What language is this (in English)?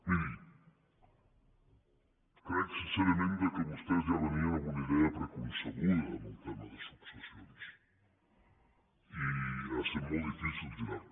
Catalan